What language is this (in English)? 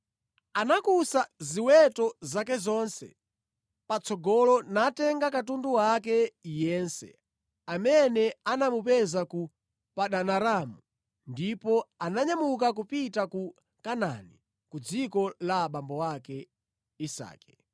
Nyanja